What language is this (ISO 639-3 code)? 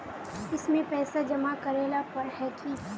mag